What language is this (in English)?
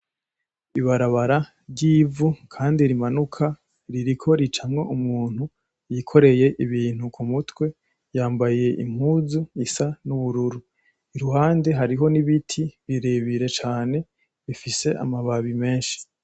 Rundi